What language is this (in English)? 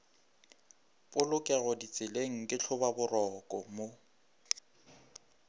Northern Sotho